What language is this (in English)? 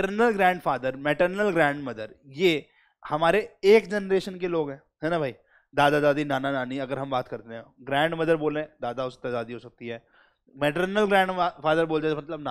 Hindi